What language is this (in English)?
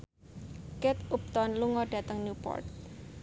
Javanese